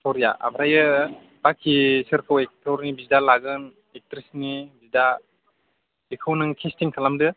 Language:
Bodo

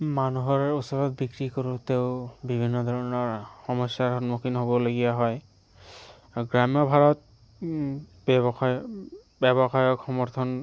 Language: Assamese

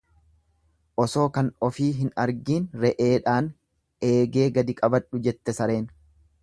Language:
Oromo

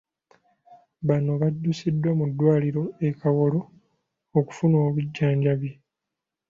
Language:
Ganda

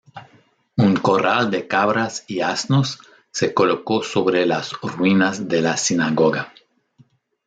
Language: Spanish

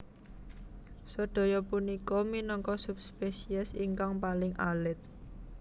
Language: Javanese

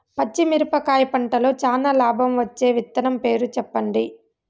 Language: Telugu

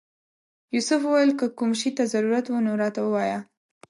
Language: Pashto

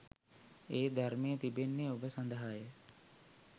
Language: Sinhala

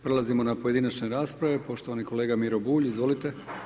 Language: Croatian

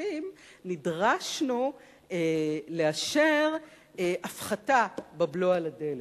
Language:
Hebrew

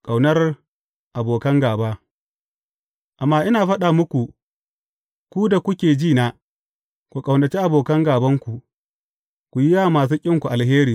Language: Hausa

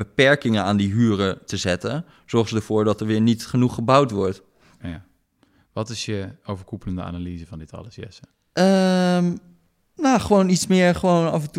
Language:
Dutch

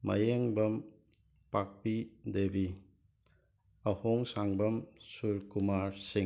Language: Manipuri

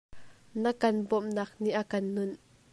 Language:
Hakha Chin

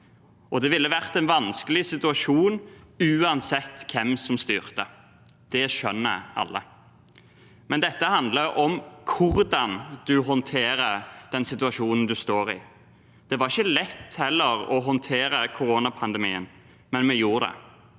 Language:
Norwegian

